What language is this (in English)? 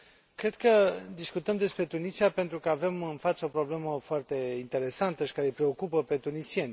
Romanian